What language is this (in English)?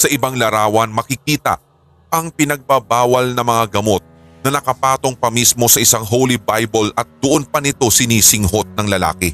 Filipino